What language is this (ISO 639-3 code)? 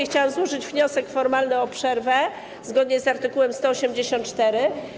pol